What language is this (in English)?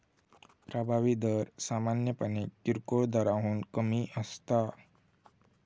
Marathi